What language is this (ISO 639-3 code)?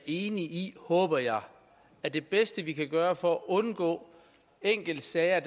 dan